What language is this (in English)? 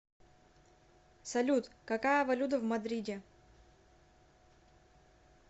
Russian